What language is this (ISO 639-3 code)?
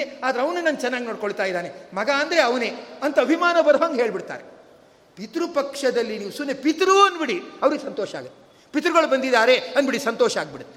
kan